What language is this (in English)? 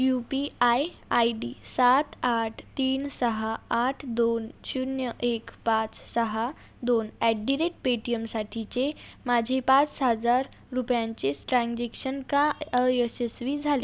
Marathi